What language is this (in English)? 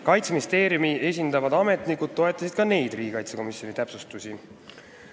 Estonian